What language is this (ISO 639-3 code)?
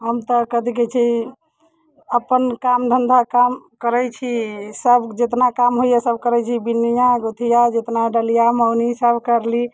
mai